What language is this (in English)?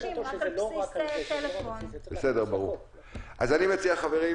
Hebrew